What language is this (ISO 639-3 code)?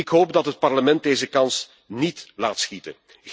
nld